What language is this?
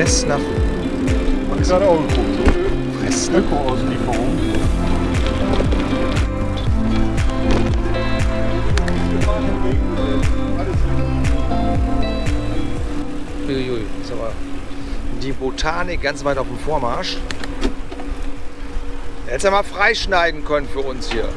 German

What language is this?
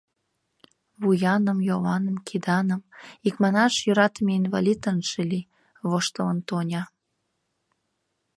Mari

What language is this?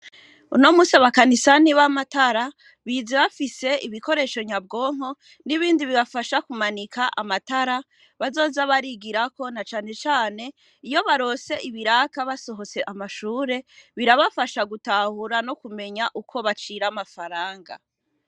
Rundi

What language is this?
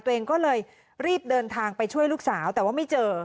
Thai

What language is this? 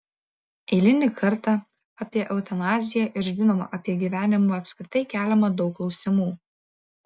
Lithuanian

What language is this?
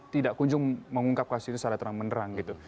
Indonesian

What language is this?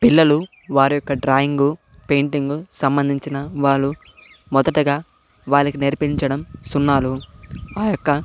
Telugu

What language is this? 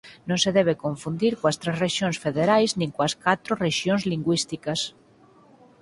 Galician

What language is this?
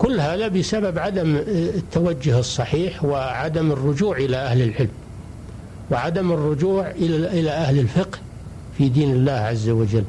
Arabic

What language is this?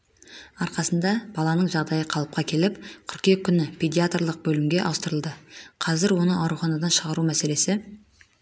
Kazakh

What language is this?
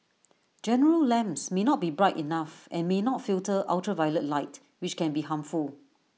English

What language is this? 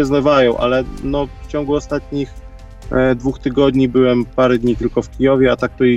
Polish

